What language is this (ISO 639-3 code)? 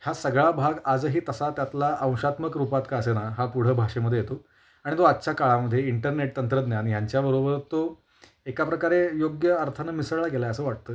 mar